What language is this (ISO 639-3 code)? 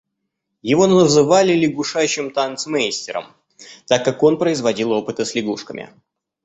rus